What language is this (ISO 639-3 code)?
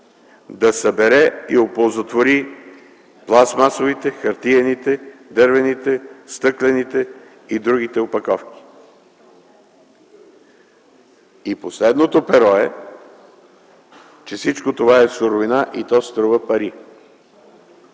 bul